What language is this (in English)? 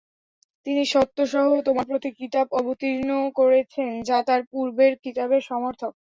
Bangla